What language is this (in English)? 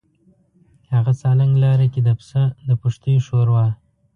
Pashto